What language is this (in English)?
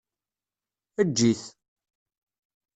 Kabyle